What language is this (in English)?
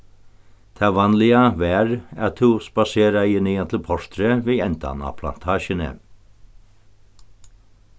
Faroese